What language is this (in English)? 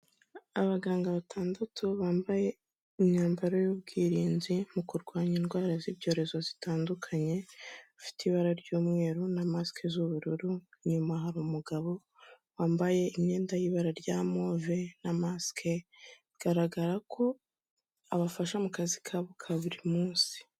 Kinyarwanda